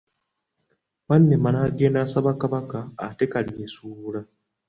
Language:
Ganda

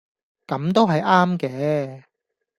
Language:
Cantonese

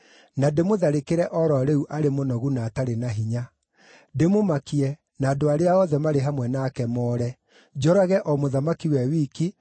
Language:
Kikuyu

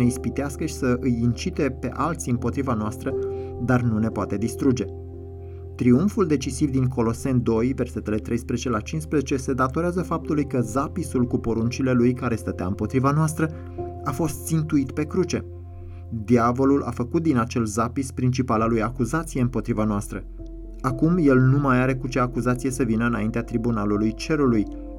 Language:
Romanian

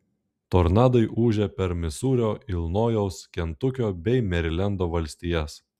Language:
Lithuanian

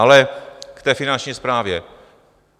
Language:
Czech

